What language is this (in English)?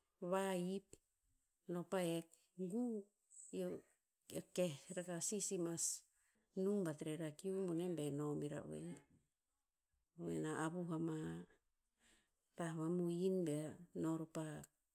Tinputz